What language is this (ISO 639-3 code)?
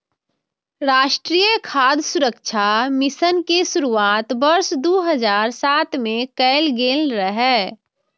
mai